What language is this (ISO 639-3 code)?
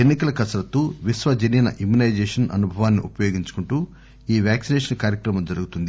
tel